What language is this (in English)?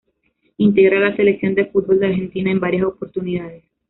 Spanish